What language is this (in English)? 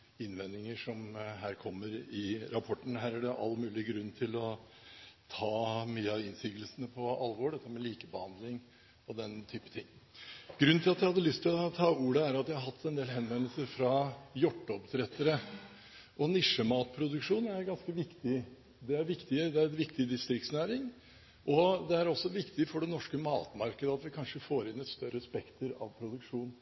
Norwegian Bokmål